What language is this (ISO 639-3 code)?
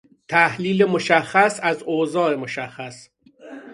fas